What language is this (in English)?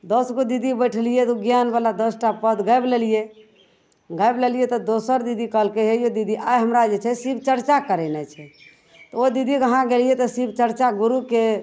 Maithili